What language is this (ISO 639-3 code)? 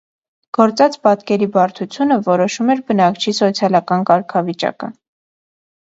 hye